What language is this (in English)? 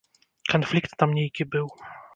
Belarusian